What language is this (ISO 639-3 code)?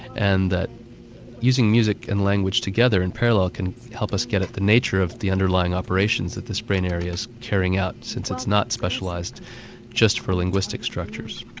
eng